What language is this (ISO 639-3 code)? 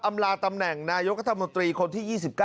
tha